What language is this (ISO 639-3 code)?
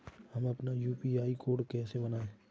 hin